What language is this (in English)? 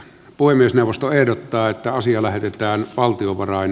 Finnish